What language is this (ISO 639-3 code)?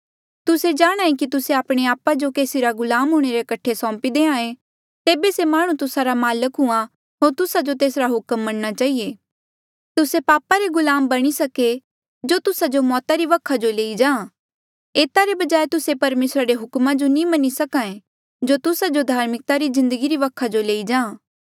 mjl